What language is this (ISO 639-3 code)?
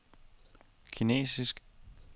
dan